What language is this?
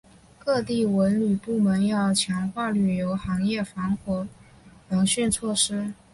Chinese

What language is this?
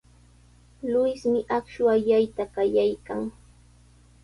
Sihuas Ancash Quechua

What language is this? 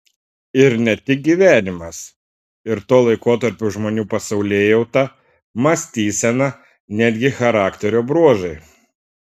Lithuanian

